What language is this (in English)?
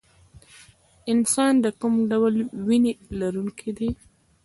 Pashto